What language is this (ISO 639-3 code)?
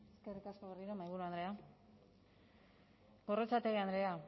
eus